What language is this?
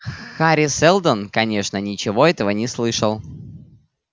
Russian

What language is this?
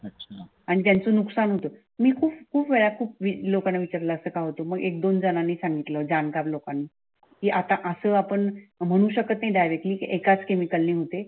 Marathi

